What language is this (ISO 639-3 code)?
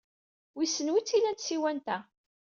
kab